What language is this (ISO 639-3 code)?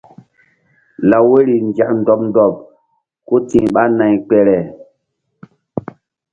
mdd